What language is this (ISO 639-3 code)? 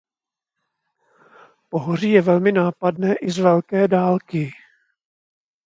ces